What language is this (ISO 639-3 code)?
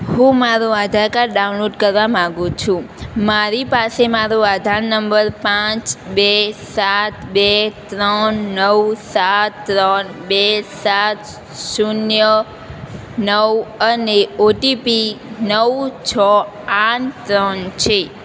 guj